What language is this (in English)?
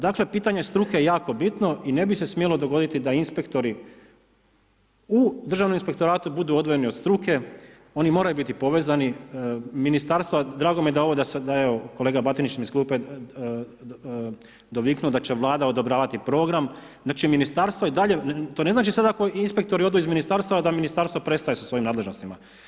Croatian